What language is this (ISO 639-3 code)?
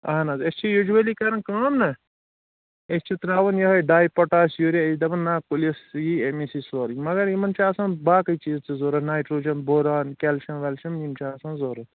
kas